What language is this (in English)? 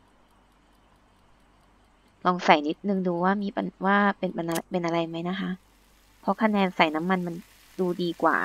Thai